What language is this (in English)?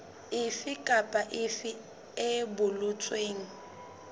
Southern Sotho